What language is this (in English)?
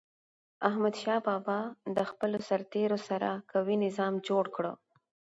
Pashto